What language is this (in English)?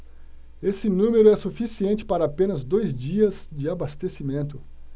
Portuguese